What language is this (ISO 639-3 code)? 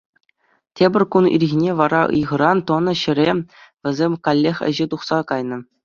chv